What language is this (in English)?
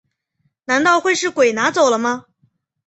Chinese